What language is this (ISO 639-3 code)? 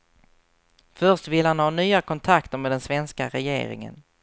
swe